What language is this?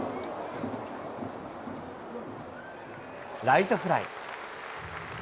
Japanese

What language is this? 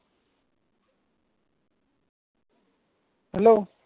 Marathi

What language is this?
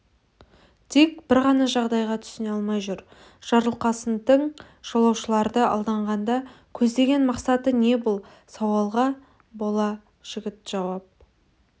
Kazakh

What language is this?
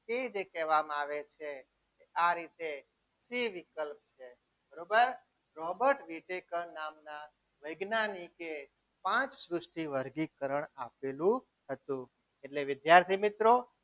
Gujarati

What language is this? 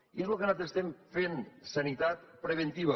Catalan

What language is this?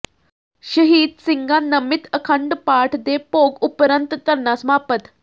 Punjabi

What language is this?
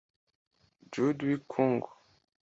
Kinyarwanda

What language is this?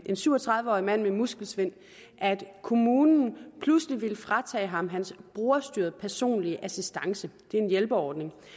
Danish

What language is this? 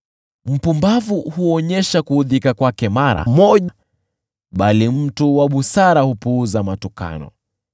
Swahili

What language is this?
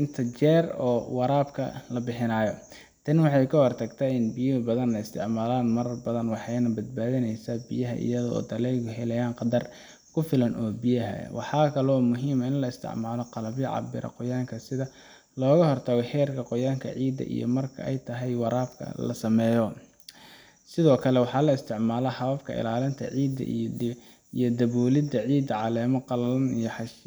Somali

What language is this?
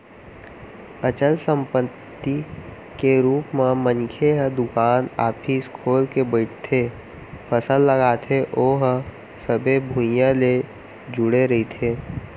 Chhattisgarhi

